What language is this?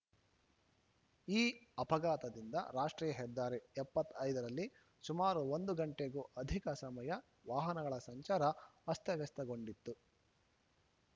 Kannada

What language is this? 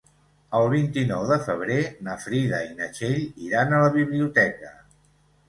Catalan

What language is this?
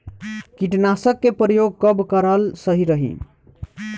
Bhojpuri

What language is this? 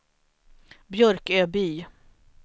Swedish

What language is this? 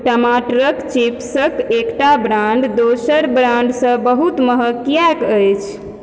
Maithili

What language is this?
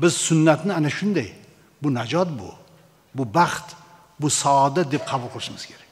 Turkish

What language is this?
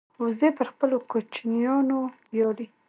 Pashto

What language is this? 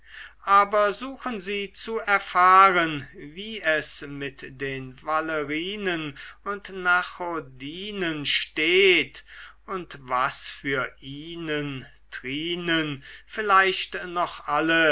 German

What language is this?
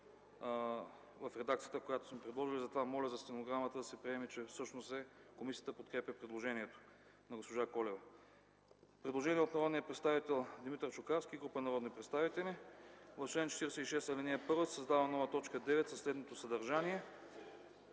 Bulgarian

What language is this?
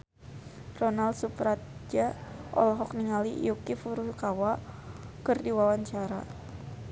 Sundanese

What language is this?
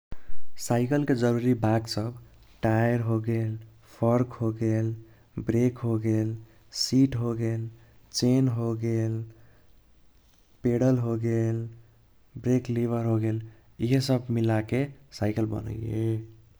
Kochila Tharu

